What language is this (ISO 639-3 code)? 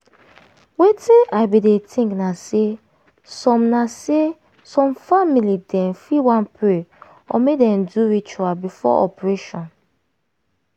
pcm